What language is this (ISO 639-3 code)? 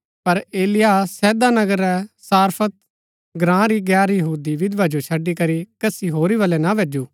gbk